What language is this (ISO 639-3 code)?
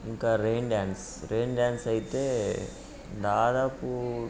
tel